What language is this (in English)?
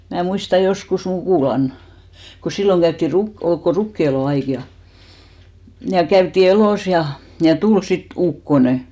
Finnish